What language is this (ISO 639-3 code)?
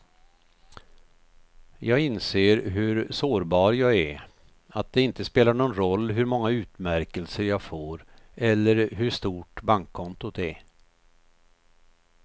swe